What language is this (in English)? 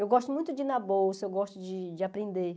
Portuguese